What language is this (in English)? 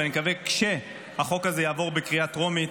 Hebrew